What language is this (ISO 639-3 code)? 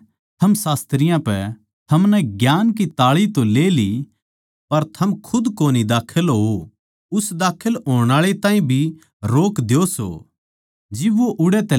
bgc